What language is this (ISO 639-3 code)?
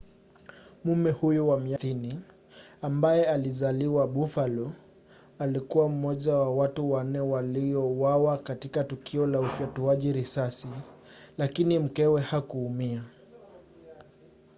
swa